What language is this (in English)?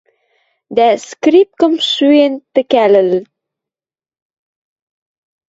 Western Mari